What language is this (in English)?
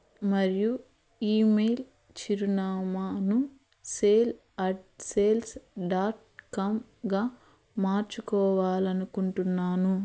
Telugu